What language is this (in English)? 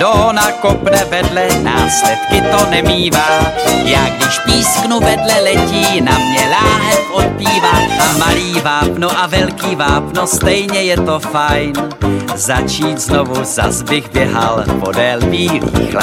Slovak